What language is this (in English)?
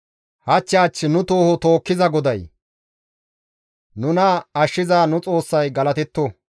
Gamo